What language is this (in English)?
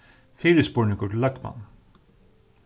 Faroese